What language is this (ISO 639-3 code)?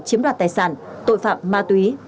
vie